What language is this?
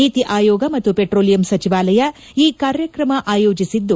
Kannada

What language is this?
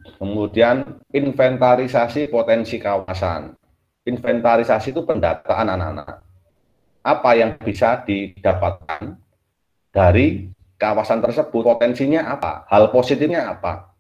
Indonesian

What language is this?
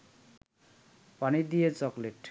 Bangla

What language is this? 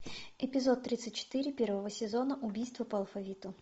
Russian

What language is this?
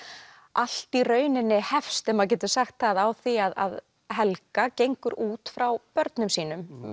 Icelandic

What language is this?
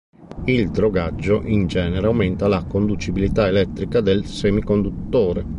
Italian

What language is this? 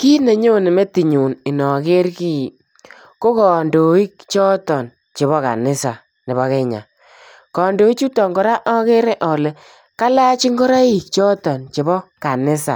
Kalenjin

